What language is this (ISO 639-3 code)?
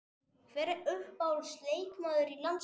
isl